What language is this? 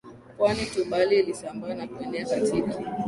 Swahili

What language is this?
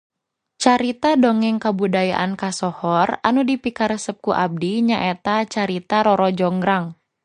Sundanese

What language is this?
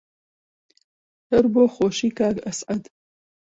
Central Kurdish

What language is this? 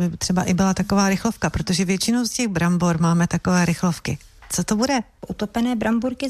Czech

